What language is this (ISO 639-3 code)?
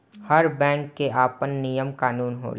bho